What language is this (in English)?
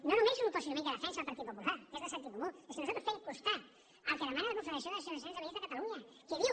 Catalan